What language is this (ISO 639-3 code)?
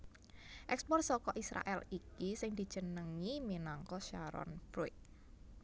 jav